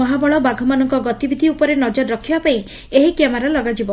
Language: Odia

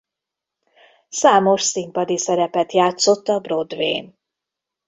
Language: Hungarian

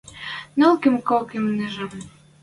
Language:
Western Mari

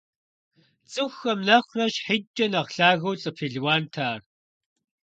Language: Kabardian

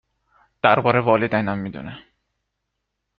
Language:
Persian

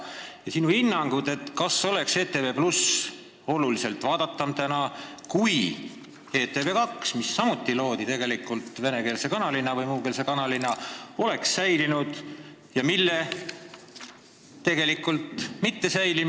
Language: Estonian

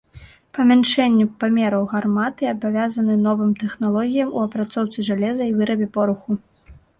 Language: Belarusian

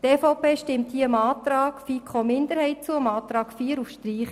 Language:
Swiss German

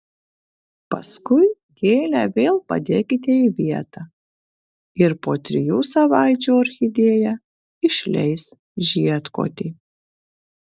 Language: Lithuanian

